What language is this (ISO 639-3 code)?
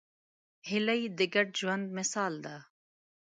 pus